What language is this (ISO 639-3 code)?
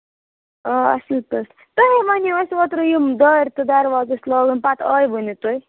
kas